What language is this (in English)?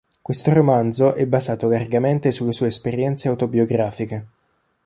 Italian